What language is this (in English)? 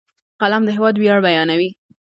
Pashto